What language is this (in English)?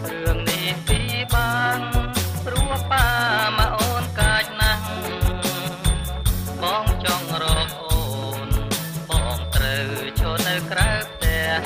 Thai